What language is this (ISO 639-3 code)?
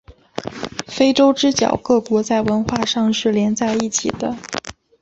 zho